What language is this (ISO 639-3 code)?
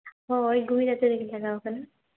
sat